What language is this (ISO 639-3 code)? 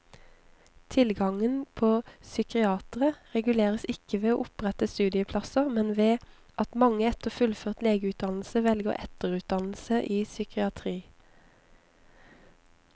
nor